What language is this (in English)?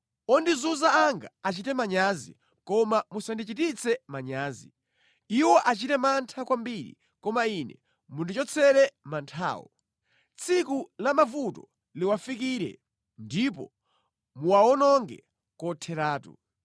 Nyanja